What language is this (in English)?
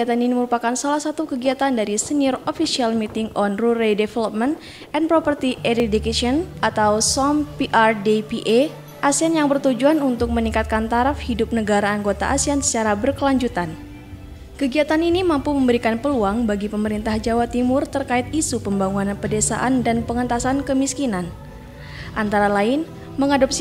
Indonesian